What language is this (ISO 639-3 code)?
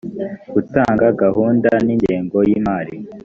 kin